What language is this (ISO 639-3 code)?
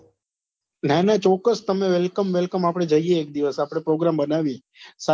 guj